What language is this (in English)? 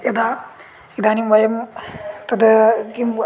Sanskrit